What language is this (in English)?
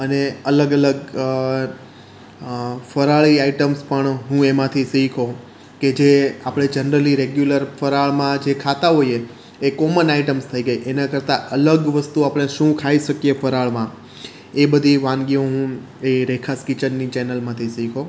Gujarati